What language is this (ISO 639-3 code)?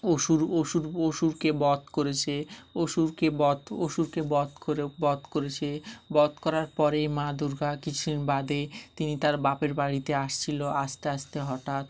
ben